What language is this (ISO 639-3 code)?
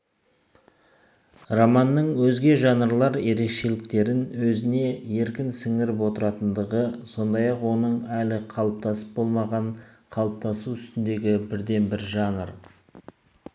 kaz